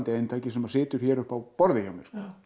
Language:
Icelandic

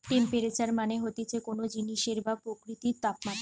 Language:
Bangla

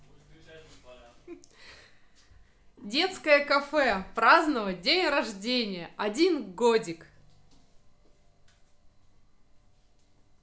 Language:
Russian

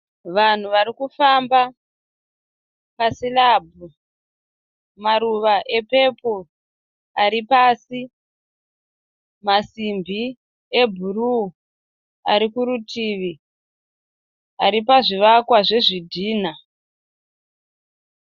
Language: Shona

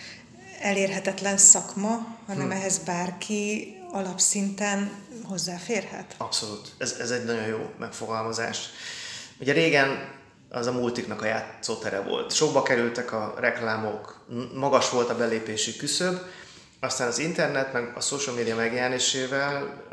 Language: Hungarian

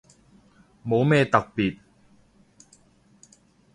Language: Cantonese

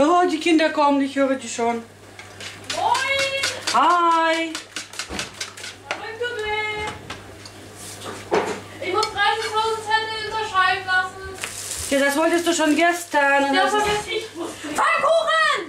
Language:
German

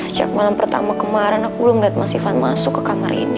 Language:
Indonesian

